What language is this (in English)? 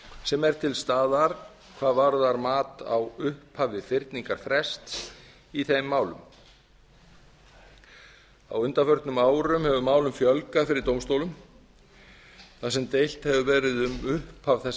Icelandic